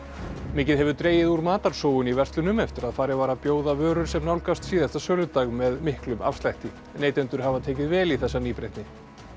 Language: Icelandic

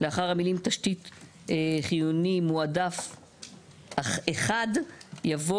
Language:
Hebrew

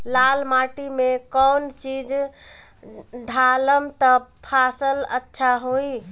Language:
Bhojpuri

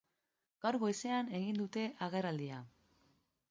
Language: Basque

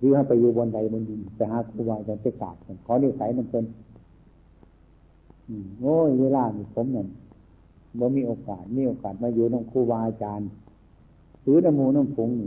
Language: Thai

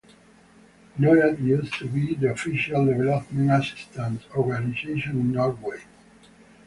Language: English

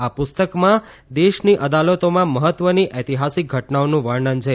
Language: Gujarati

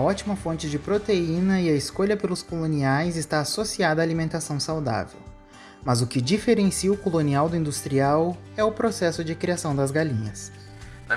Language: Portuguese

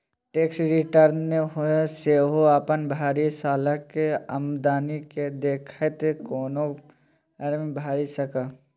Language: Maithili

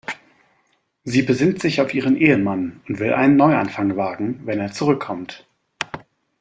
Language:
German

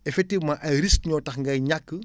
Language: Wolof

